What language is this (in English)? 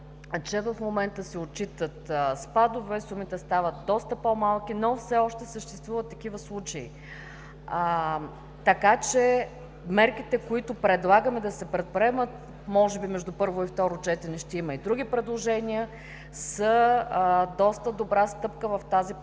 Bulgarian